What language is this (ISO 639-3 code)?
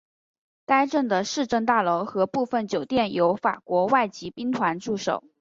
zho